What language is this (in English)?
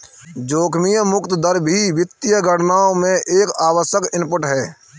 Hindi